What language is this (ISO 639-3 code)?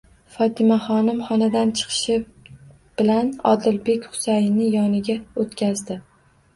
uzb